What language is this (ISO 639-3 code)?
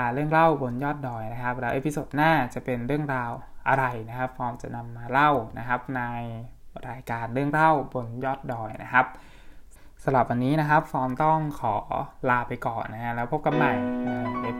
tha